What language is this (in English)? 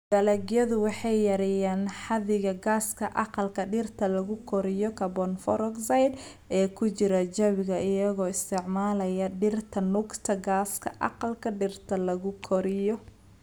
Somali